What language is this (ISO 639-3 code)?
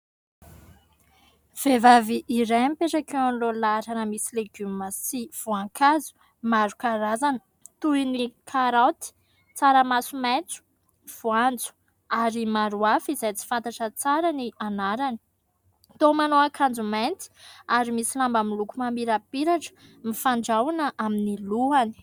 mlg